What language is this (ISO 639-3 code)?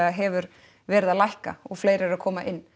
isl